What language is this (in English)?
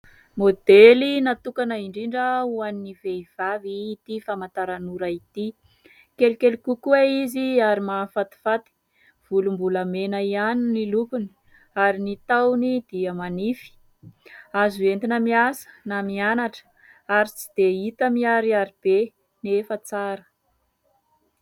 Malagasy